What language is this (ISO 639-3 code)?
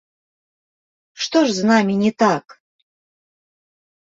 bel